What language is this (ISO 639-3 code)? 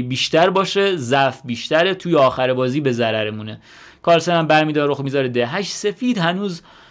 fas